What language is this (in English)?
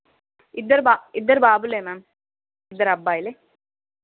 Telugu